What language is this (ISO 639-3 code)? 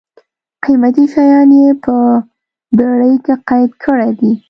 pus